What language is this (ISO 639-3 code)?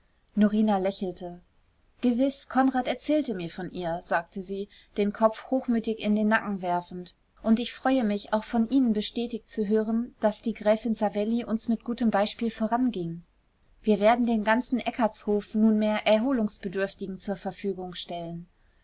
deu